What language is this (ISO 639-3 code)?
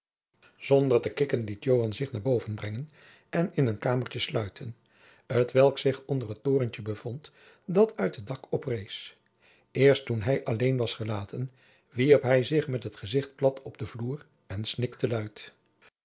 nld